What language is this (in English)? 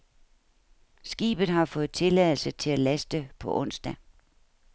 Danish